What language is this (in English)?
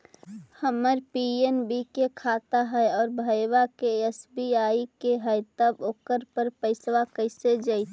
Magahi